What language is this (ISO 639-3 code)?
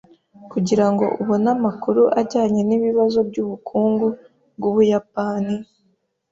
kin